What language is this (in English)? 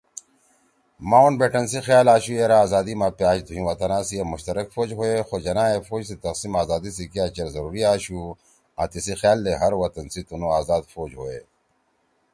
Torwali